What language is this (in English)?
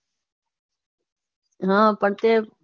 Gujarati